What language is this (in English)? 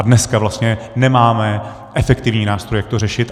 Czech